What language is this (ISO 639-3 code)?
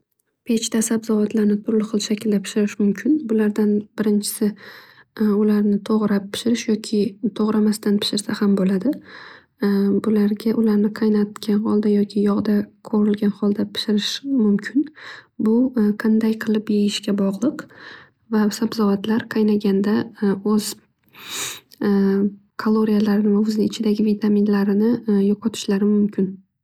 uzb